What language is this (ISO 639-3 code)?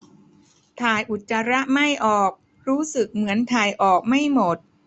tha